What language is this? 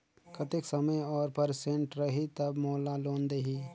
Chhattisgarhi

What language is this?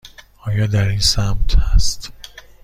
Persian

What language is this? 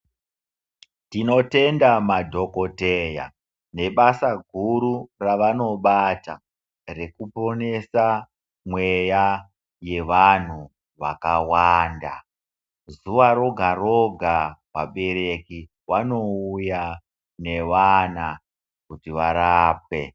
Ndau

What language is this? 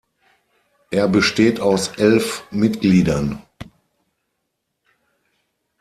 German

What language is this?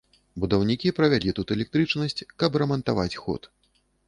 Belarusian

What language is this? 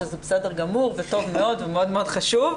Hebrew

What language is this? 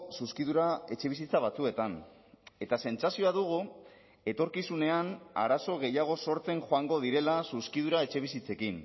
Basque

